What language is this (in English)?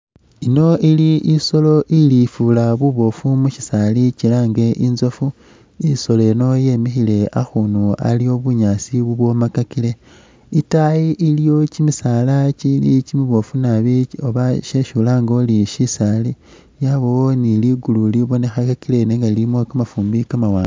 Masaaba